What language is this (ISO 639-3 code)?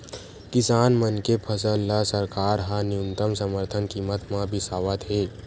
hne